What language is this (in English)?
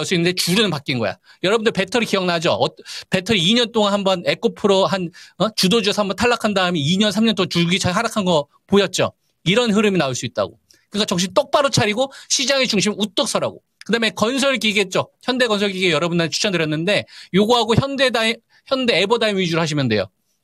Korean